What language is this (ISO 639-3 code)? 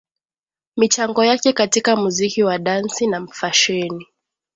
swa